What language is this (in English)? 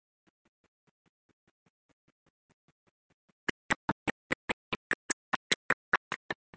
English